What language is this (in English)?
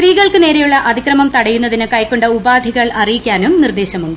Malayalam